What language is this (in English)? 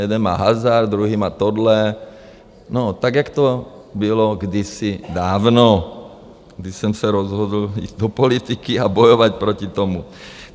Czech